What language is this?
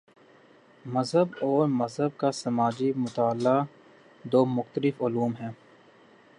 Urdu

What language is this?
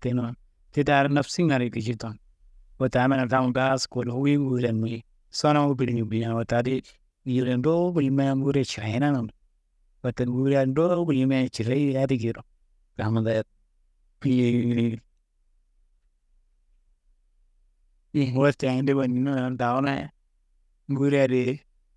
Kanembu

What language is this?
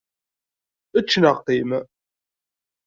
Kabyle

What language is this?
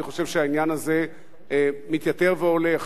Hebrew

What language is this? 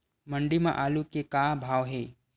Chhattisgarhi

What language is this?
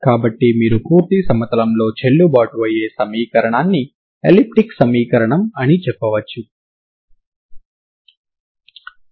Telugu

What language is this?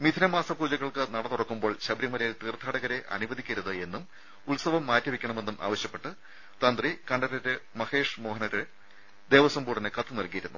Malayalam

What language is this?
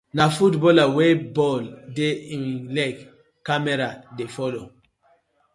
Nigerian Pidgin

